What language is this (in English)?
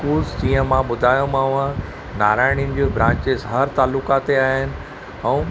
Sindhi